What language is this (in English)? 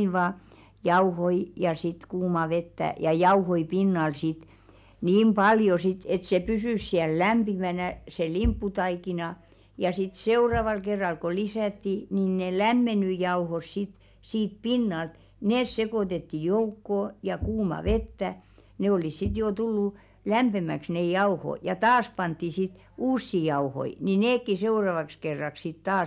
Finnish